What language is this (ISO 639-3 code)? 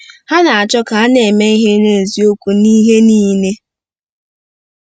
ibo